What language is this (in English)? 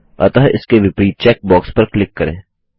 Hindi